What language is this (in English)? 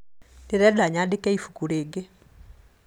Kikuyu